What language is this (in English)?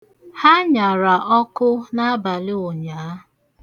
Igbo